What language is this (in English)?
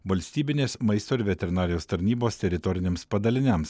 Lithuanian